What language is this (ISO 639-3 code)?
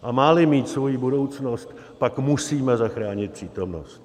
ces